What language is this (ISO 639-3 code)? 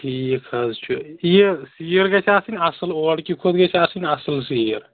kas